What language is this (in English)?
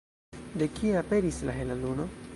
Esperanto